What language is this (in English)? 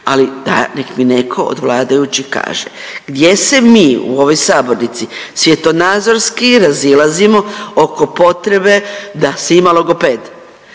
Croatian